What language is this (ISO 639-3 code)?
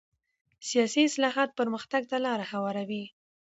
pus